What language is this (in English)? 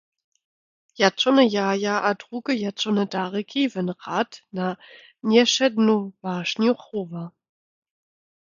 Lower Sorbian